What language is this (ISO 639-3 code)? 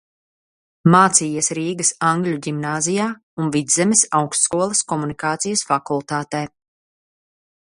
lav